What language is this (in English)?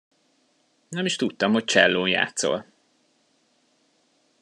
Hungarian